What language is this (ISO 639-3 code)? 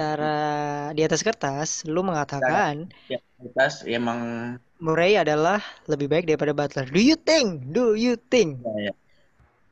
ind